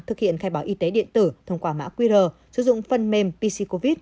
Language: Vietnamese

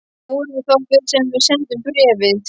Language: Icelandic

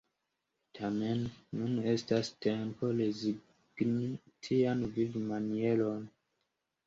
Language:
Esperanto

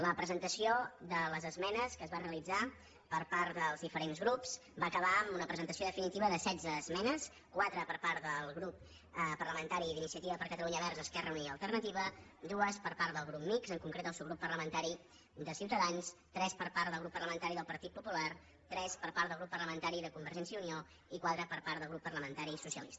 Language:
Catalan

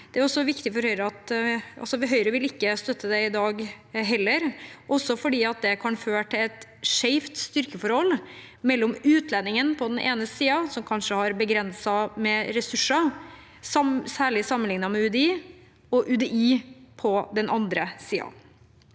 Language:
Norwegian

